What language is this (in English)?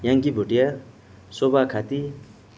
Nepali